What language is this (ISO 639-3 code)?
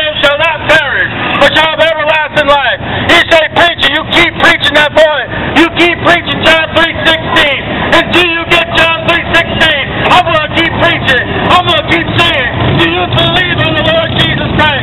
eng